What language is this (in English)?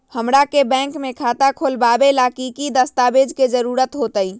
Magahi